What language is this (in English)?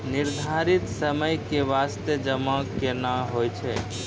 Maithili